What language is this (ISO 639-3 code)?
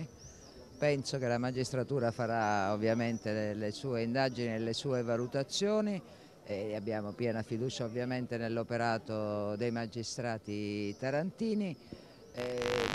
ita